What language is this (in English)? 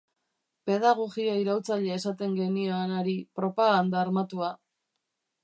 Basque